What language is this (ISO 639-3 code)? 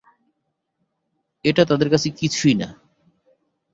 ben